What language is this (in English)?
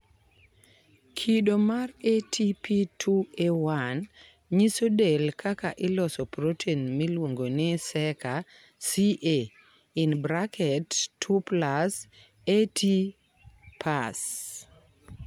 Luo (Kenya and Tanzania)